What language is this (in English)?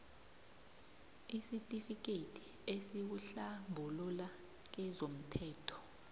South Ndebele